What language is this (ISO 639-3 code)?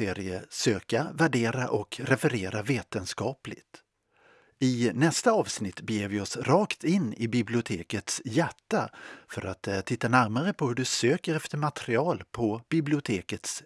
swe